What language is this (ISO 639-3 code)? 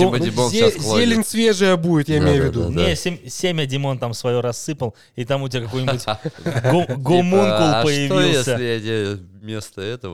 rus